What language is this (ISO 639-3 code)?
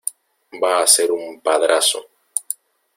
spa